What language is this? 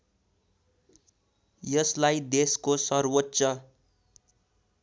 Nepali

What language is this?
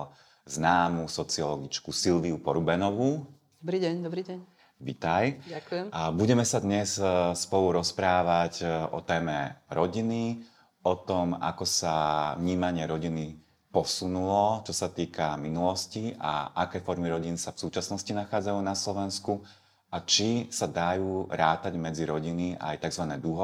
Slovak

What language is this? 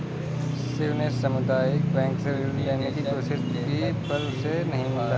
Hindi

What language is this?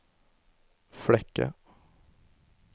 Norwegian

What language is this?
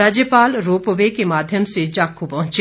Hindi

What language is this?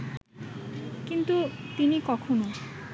Bangla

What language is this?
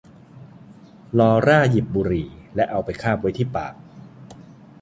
Thai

